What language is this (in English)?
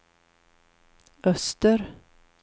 Swedish